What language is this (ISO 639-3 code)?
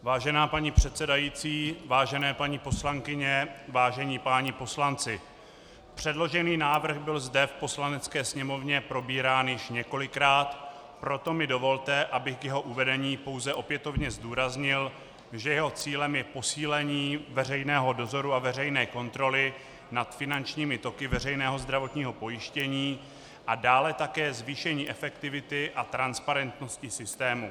ces